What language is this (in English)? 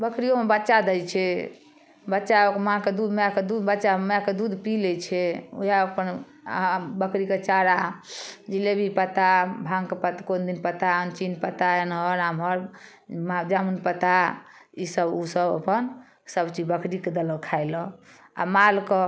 Maithili